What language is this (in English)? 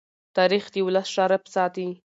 Pashto